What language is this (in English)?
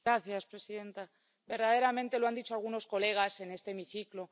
Spanish